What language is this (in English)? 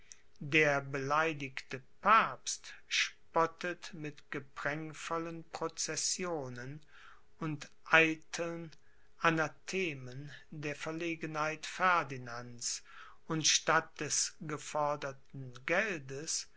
German